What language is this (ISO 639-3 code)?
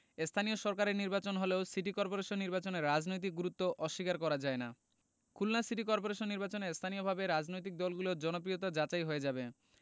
ben